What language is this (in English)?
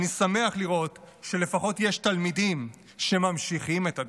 Hebrew